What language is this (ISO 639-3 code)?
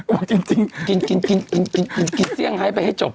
tha